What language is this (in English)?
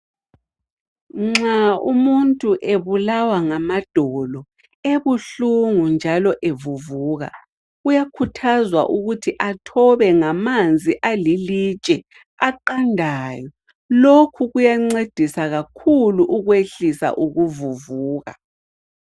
North Ndebele